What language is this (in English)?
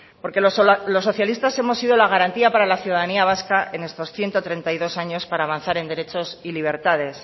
Spanish